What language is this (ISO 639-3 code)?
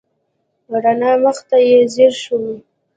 pus